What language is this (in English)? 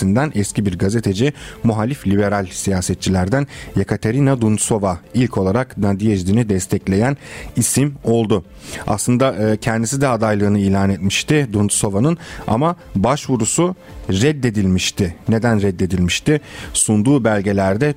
Turkish